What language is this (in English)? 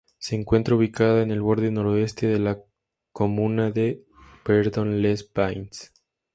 Spanish